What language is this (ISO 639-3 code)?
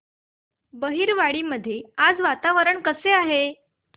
mar